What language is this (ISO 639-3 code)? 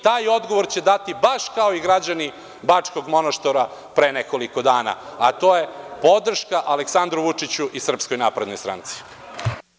srp